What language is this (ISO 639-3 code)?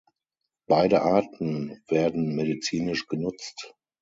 deu